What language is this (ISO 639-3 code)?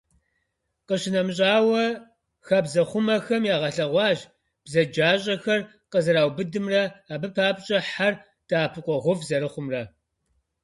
kbd